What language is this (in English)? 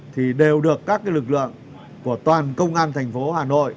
Vietnamese